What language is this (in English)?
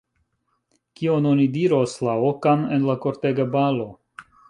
Esperanto